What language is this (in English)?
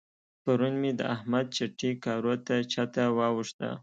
Pashto